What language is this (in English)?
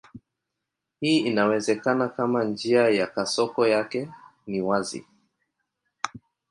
Swahili